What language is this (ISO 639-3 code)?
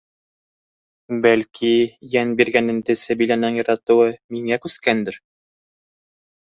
bak